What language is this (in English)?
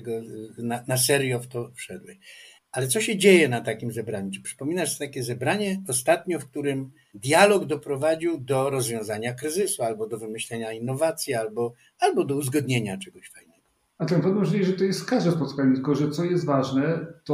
Polish